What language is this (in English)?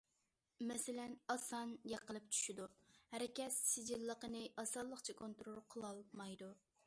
Uyghur